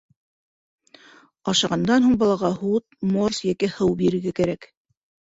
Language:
Bashkir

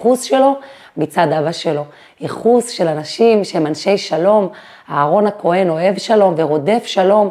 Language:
Hebrew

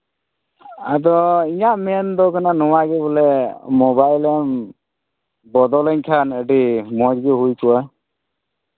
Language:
Santali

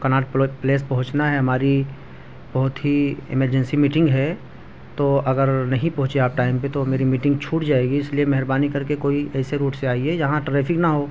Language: Urdu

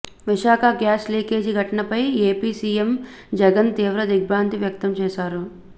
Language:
Telugu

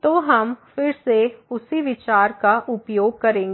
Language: Hindi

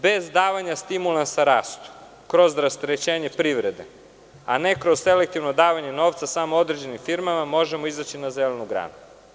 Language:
Serbian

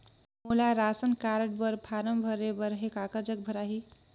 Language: Chhattisgarhi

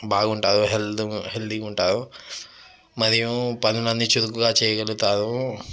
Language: Telugu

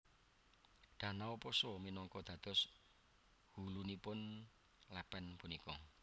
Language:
Javanese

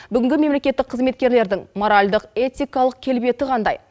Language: Kazakh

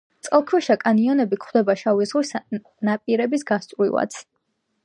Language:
Georgian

